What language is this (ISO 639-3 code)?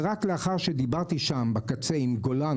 heb